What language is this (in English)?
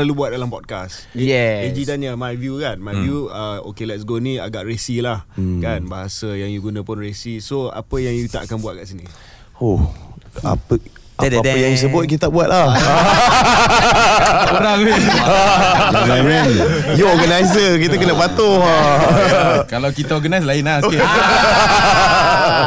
Malay